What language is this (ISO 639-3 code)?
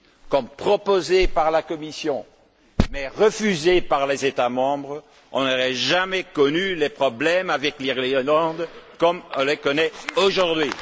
fra